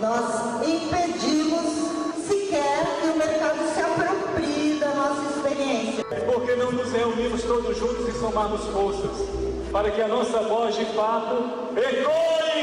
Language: Portuguese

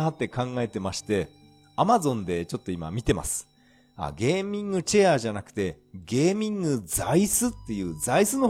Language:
Japanese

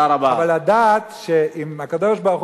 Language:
Hebrew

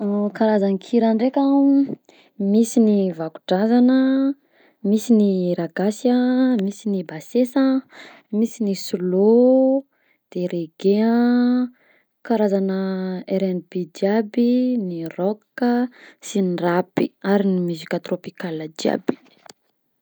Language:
Southern Betsimisaraka Malagasy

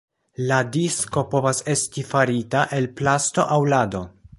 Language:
Esperanto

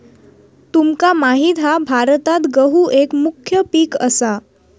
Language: Marathi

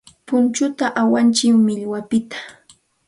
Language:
Santa Ana de Tusi Pasco Quechua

